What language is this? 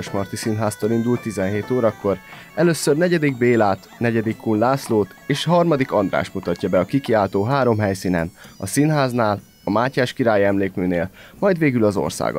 Hungarian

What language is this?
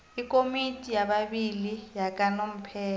South Ndebele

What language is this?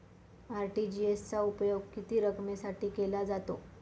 Marathi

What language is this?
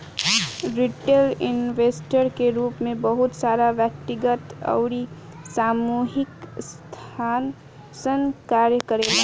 Bhojpuri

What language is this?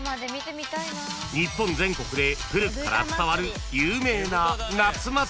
Japanese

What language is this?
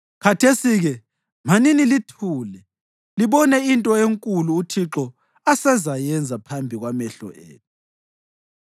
North Ndebele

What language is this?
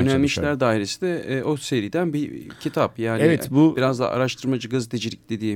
Turkish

